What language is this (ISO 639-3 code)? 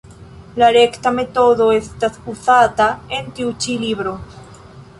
epo